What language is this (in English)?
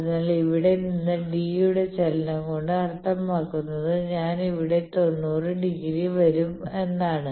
Malayalam